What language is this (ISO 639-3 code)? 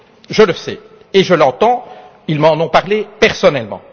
fra